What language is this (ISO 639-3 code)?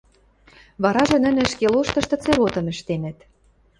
mrj